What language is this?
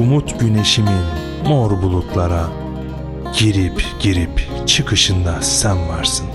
Turkish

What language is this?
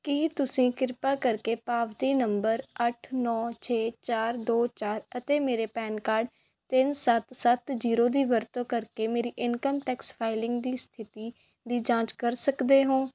Punjabi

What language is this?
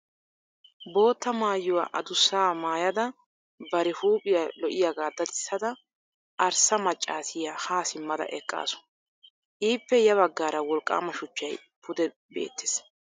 Wolaytta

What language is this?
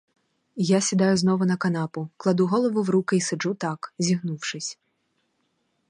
Ukrainian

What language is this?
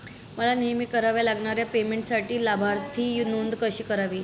Marathi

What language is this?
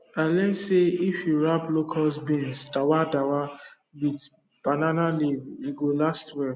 Nigerian Pidgin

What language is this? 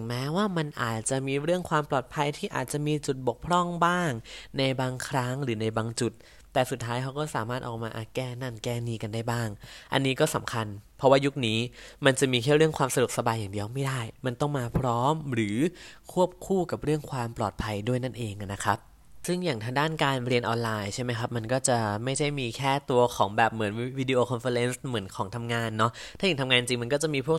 Thai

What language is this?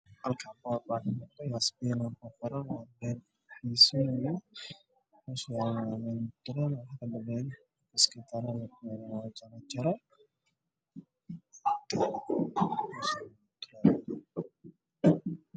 Somali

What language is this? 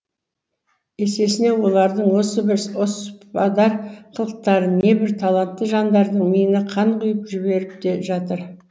Kazakh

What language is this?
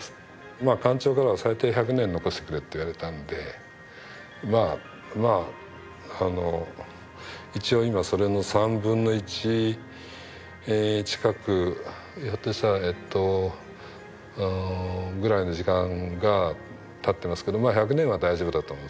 Japanese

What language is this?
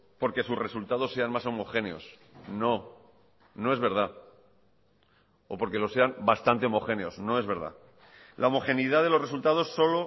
Spanish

